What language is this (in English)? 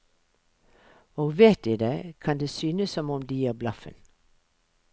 Norwegian